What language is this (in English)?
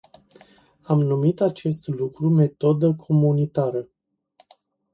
Romanian